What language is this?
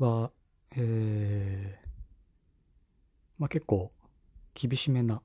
Japanese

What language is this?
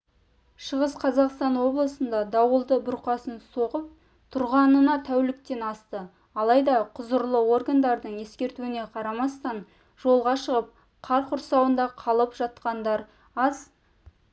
Kazakh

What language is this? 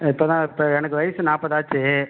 Tamil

